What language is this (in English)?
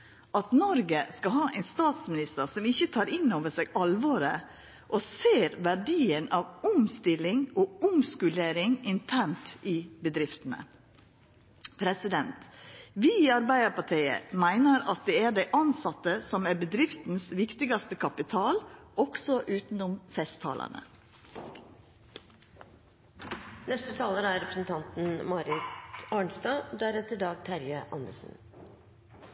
Norwegian Nynorsk